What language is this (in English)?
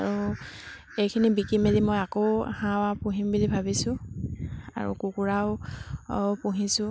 Assamese